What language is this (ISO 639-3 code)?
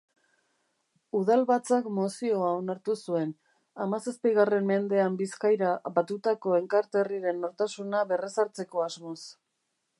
eus